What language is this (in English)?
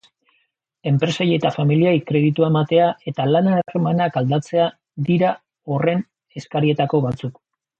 Basque